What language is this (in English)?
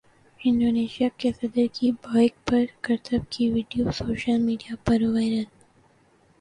Urdu